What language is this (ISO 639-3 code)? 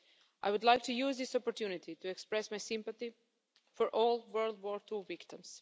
eng